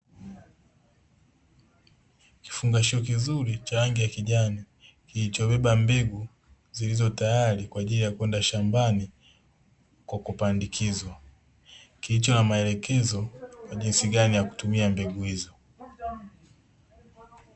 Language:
Swahili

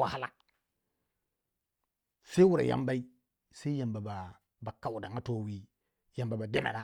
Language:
Waja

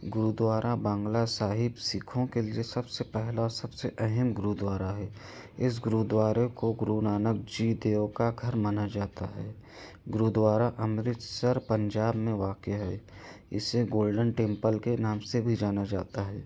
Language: Urdu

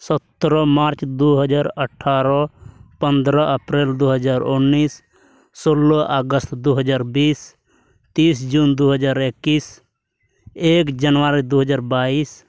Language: Santali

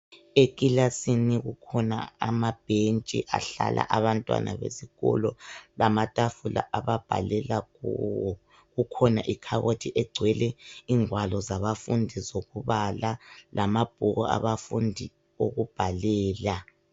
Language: North Ndebele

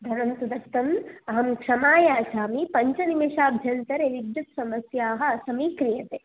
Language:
Sanskrit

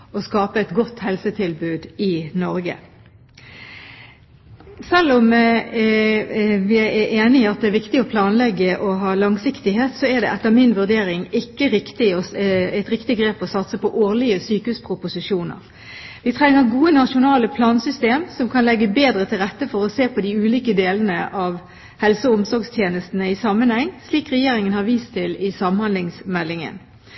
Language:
Norwegian Bokmål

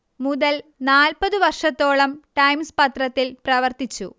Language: Malayalam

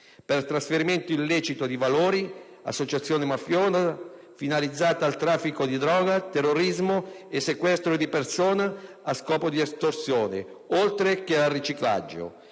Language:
Italian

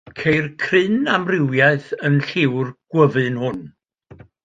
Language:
Welsh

